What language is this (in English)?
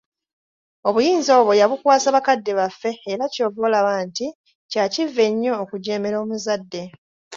Ganda